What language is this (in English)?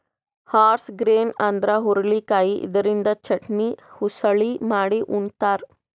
Kannada